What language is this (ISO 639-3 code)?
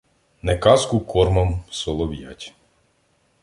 ukr